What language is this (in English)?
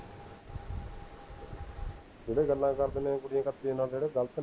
Punjabi